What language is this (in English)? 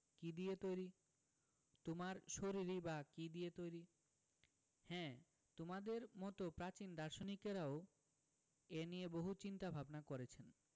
Bangla